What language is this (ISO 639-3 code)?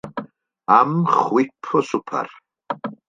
cym